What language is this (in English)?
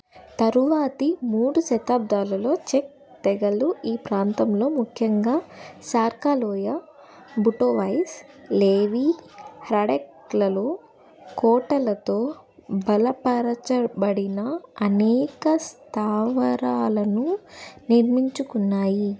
Telugu